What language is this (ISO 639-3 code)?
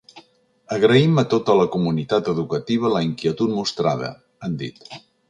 cat